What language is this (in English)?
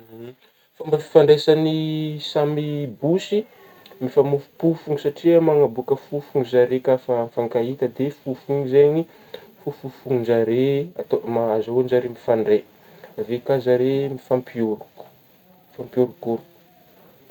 Northern Betsimisaraka Malagasy